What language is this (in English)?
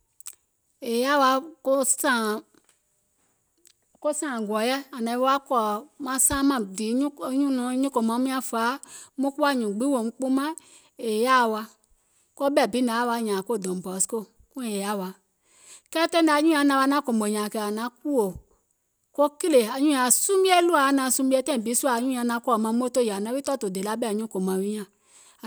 Gola